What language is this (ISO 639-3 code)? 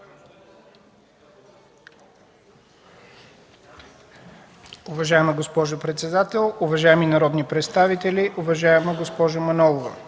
bul